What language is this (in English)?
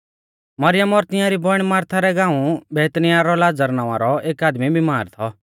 Mahasu Pahari